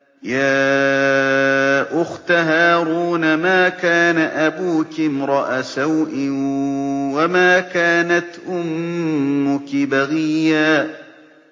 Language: Arabic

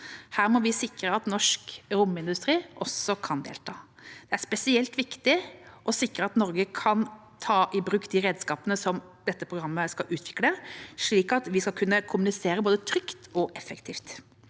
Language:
Norwegian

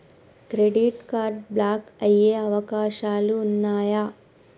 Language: Telugu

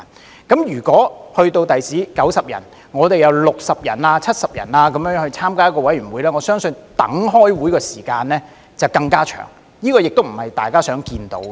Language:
Cantonese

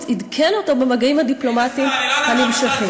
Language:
Hebrew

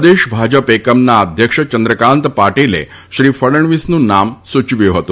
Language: Gujarati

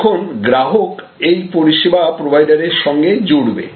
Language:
Bangla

